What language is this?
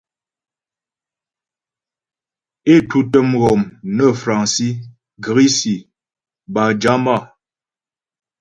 Ghomala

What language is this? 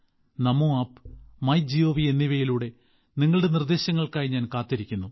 Malayalam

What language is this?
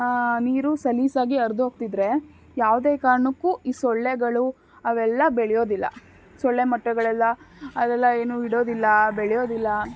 Kannada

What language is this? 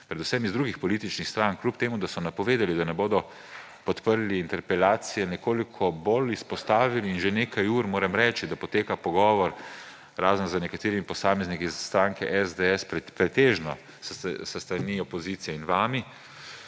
Slovenian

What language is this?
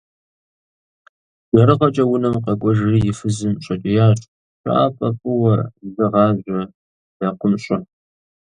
Kabardian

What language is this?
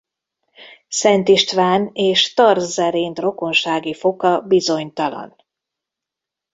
Hungarian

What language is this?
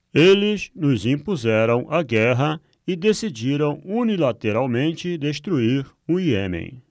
Portuguese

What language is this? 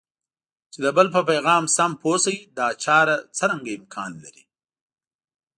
Pashto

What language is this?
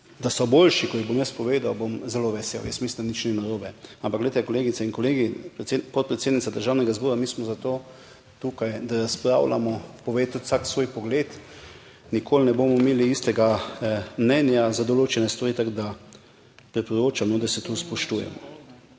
Slovenian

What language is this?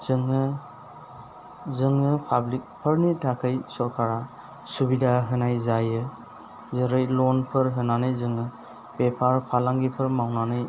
Bodo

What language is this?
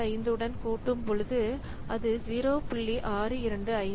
Tamil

